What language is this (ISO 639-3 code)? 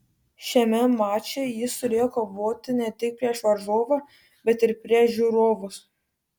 lit